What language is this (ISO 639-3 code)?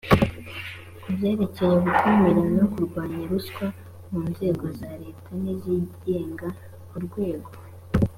kin